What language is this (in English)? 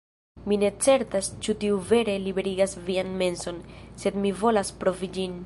Esperanto